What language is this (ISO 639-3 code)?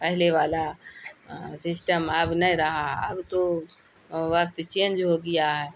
urd